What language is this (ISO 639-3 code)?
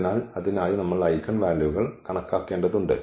mal